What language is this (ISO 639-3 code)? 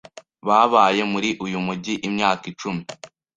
kin